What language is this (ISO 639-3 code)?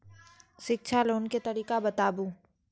mai